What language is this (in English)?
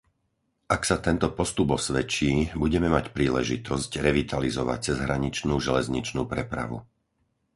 Slovak